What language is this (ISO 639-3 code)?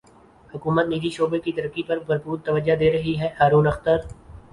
urd